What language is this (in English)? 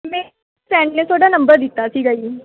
Punjabi